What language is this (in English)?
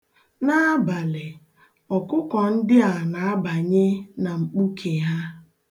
Igbo